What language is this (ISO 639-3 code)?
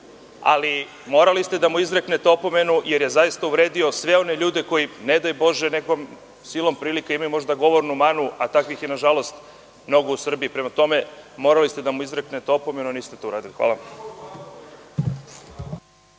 srp